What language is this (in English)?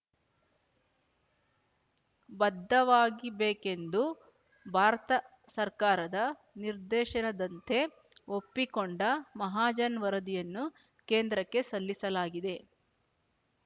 Kannada